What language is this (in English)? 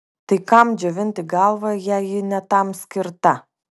Lithuanian